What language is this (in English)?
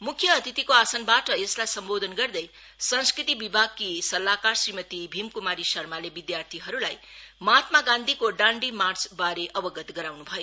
Nepali